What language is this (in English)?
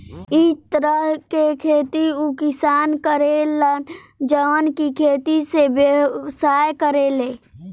Bhojpuri